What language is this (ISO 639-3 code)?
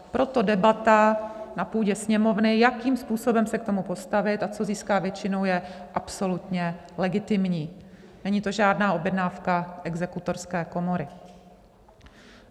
ces